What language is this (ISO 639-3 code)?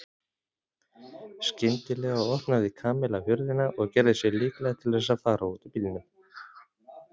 isl